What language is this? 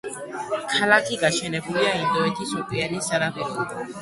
Georgian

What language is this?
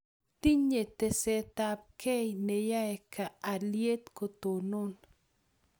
Kalenjin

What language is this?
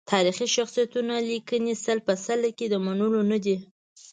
Pashto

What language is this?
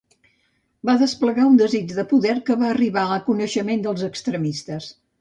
Catalan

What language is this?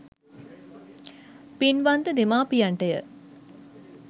Sinhala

